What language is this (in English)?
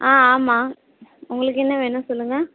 Tamil